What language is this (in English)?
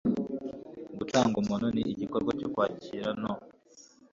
Kinyarwanda